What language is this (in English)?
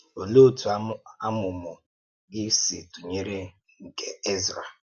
Igbo